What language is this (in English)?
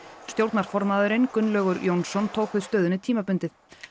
Icelandic